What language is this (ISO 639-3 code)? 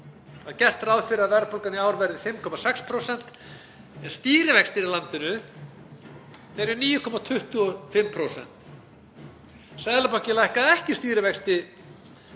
isl